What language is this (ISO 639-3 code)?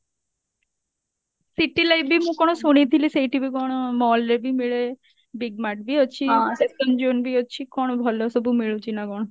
ori